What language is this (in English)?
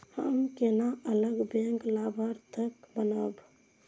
Maithili